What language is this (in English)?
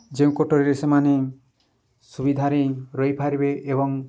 Odia